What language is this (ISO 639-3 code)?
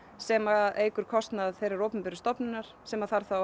isl